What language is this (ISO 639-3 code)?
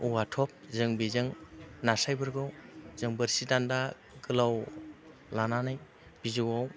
brx